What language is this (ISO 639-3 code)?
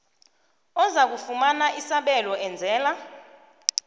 nbl